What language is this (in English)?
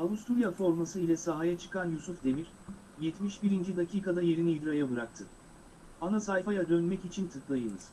Turkish